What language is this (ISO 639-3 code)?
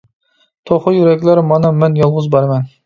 uig